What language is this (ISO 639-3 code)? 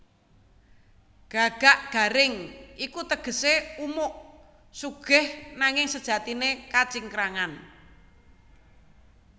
jav